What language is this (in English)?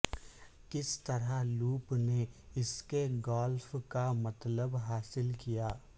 Urdu